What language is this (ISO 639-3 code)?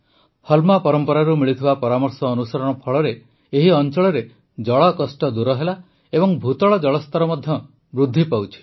ori